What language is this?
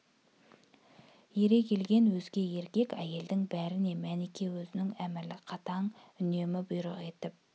Kazakh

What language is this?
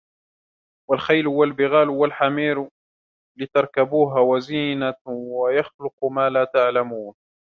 Arabic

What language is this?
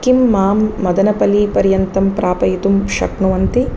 Sanskrit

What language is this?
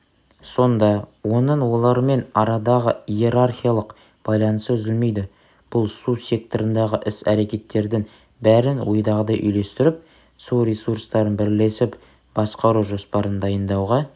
Kazakh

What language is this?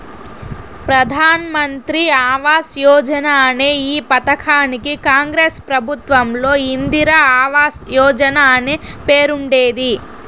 Telugu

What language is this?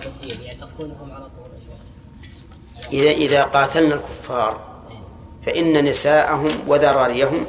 Arabic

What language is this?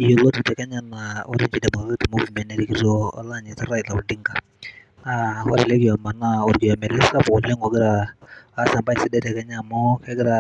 Masai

